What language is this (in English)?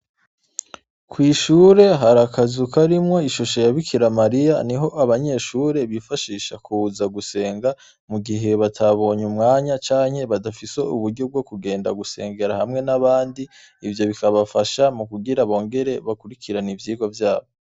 Rundi